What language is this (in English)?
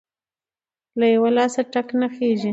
Pashto